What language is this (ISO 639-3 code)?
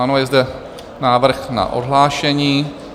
ces